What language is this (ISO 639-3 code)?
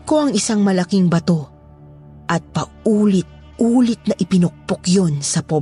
fil